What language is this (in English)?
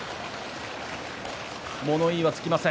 Japanese